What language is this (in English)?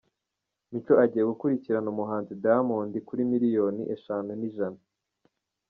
Kinyarwanda